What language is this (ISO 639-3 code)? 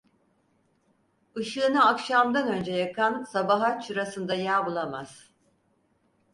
tur